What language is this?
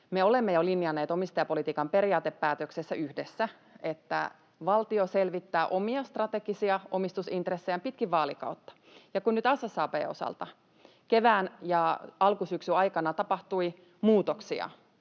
Finnish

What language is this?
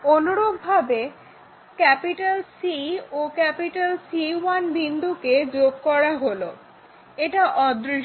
Bangla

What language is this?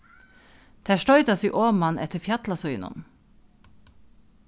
Faroese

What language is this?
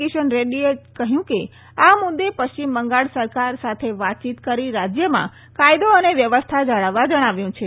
Gujarati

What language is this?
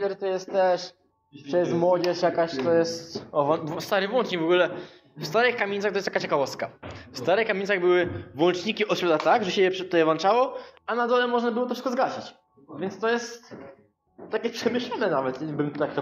Polish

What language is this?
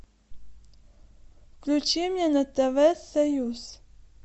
Russian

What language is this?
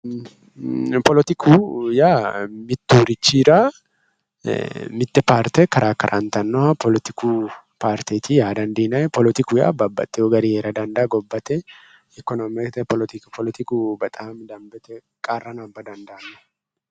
Sidamo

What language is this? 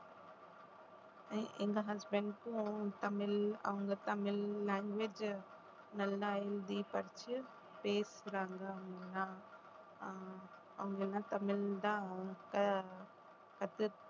Tamil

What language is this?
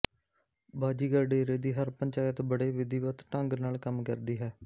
Punjabi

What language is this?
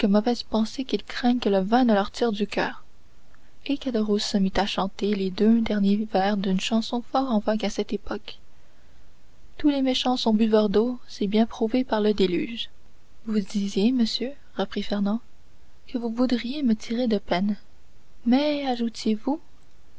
French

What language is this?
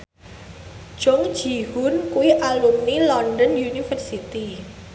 Javanese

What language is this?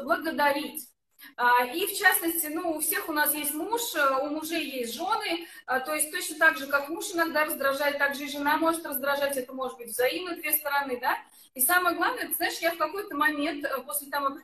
Russian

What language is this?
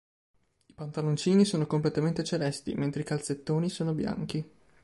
Italian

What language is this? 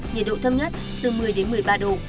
Vietnamese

